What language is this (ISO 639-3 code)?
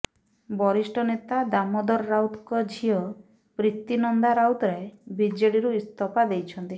ori